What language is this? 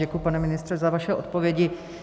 Czech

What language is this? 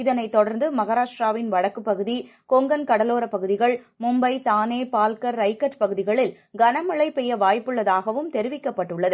Tamil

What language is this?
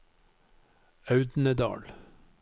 Norwegian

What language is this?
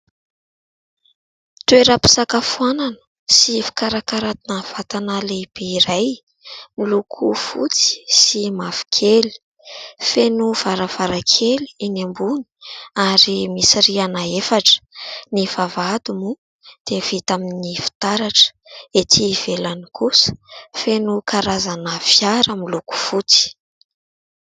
Malagasy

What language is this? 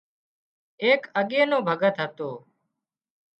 Wadiyara Koli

